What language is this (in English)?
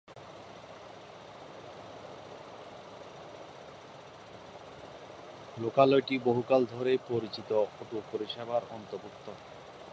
Bangla